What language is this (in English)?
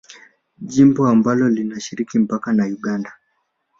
Swahili